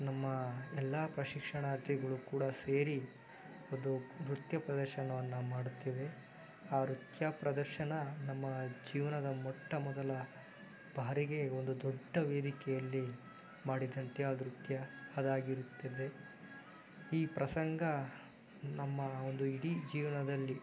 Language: Kannada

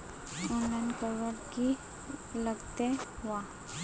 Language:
Magahi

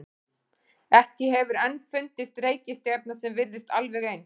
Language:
Icelandic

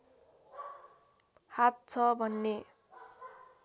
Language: Nepali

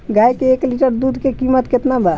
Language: Bhojpuri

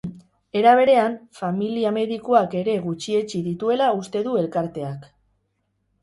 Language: Basque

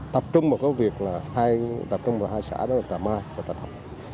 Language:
Vietnamese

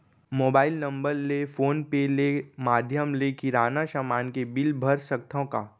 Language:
Chhattisgarhi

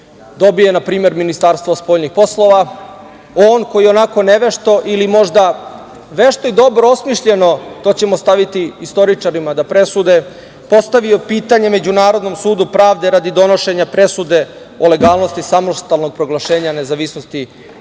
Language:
Serbian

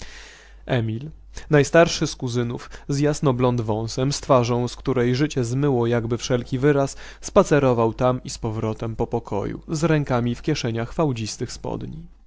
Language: Polish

